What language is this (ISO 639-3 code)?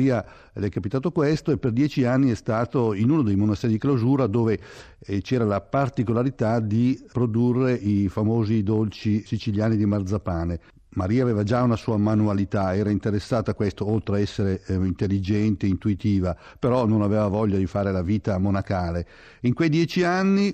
ita